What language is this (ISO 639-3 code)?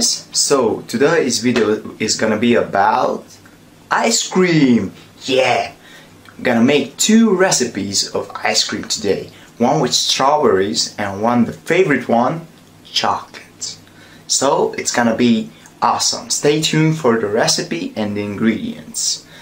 eng